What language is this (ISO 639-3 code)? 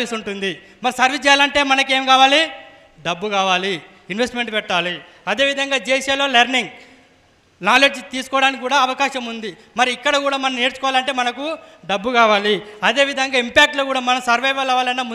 tel